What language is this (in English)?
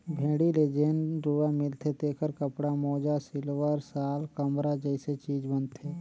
Chhattisgarhi